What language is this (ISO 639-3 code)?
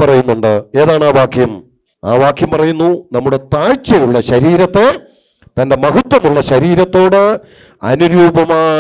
tur